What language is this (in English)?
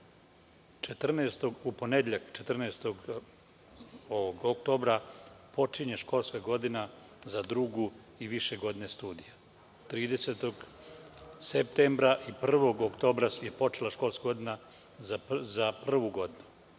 Serbian